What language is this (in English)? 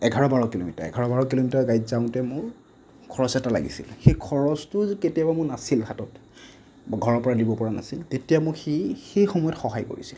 Assamese